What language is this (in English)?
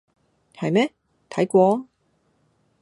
Cantonese